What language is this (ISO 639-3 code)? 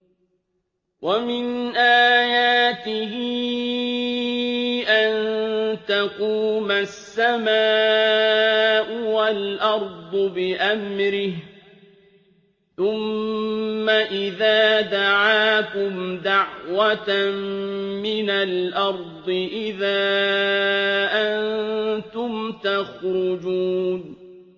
ara